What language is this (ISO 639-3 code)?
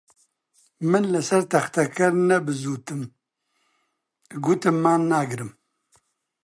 ckb